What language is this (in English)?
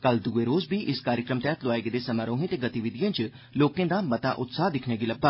Dogri